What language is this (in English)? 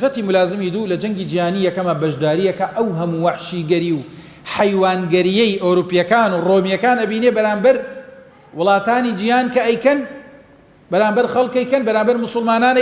Arabic